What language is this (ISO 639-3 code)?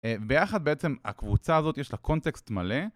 heb